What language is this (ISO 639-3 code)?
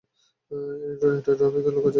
ben